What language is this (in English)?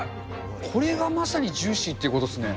Japanese